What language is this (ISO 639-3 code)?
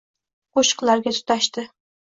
uzb